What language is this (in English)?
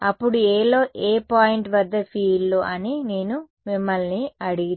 Telugu